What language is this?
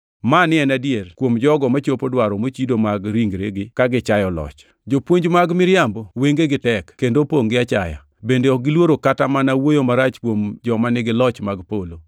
Luo (Kenya and Tanzania)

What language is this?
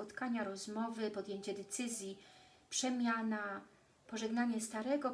Polish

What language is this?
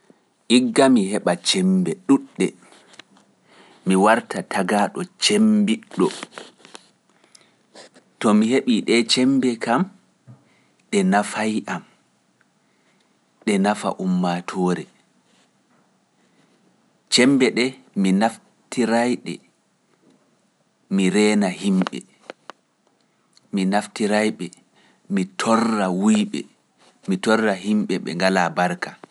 Pular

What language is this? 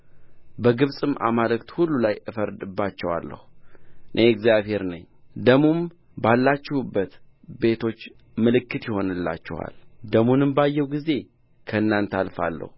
Amharic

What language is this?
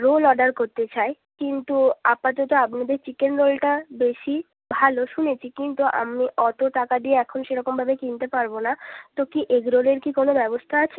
Bangla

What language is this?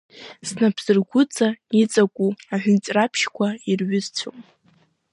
Abkhazian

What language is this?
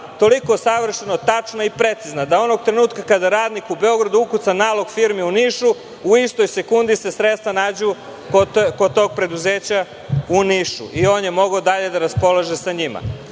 Serbian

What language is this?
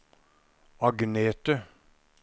Norwegian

